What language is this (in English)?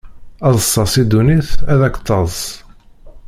Kabyle